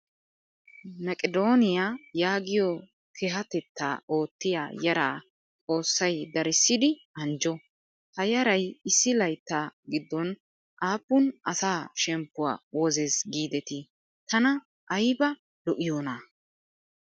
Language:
Wolaytta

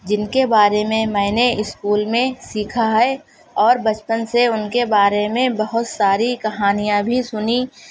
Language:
Urdu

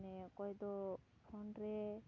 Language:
Santali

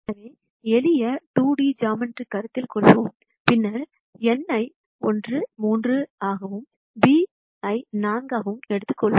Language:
Tamil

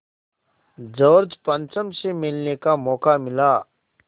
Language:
Hindi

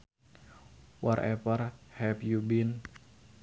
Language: Sundanese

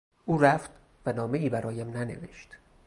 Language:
Persian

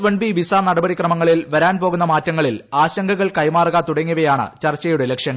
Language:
Malayalam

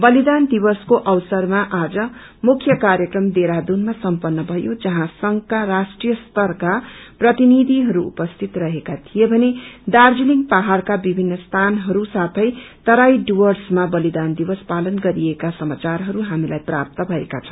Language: Nepali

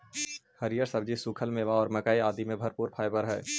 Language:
Magahi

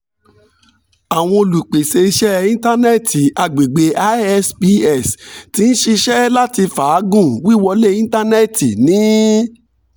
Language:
Yoruba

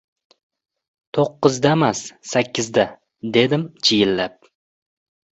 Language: Uzbek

